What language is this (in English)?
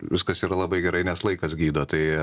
Lithuanian